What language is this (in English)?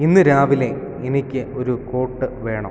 Malayalam